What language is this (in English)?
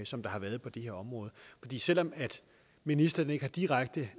Danish